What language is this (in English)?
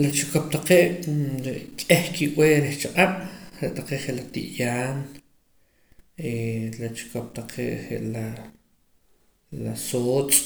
Poqomam